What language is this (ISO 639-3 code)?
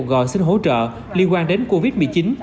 vie